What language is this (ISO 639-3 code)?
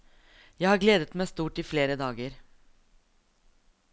nor